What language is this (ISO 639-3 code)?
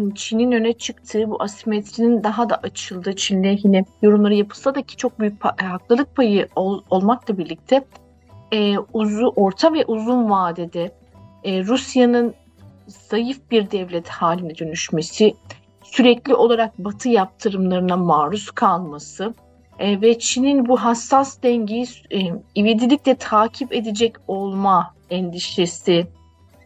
tur